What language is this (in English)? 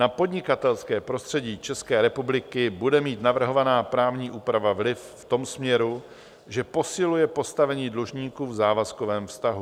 Czech